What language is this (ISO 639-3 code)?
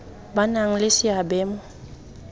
tsn